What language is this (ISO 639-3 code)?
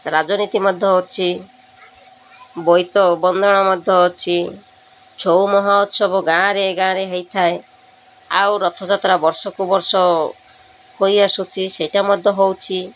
ori